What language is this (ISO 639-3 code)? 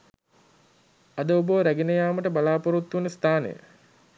sin